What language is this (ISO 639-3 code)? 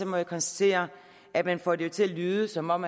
dan